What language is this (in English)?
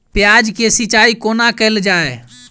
Maithili